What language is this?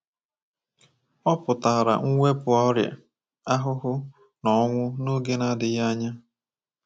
Igbo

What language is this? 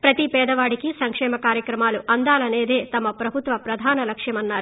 Telugu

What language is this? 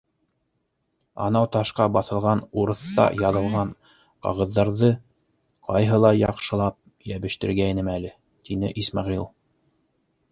Bashkir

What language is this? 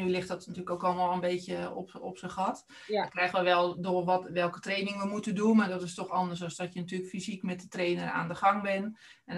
Dutch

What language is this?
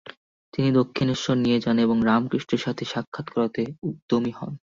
Bangla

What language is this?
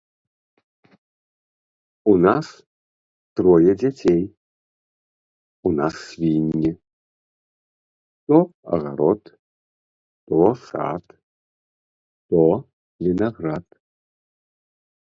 Belarusian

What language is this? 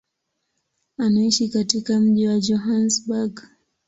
Swahili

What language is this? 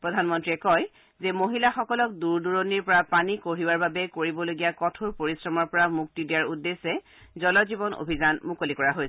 Assamese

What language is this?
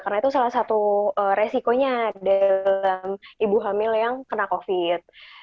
Indonesian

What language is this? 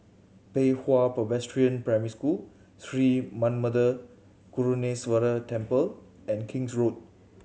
English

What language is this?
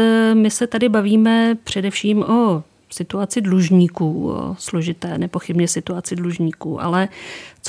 Czech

